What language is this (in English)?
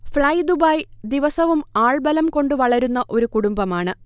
Malayalam